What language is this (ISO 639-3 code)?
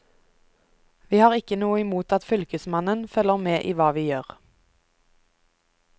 nor